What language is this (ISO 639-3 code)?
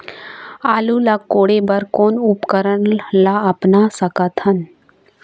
hne